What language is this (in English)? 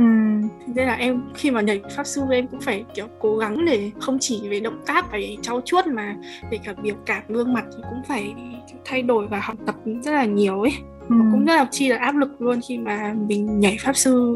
Vietnamese